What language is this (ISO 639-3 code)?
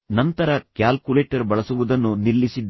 kan